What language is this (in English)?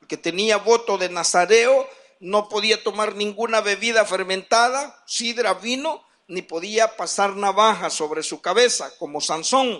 Spanish